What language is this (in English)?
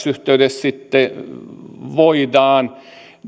Finnish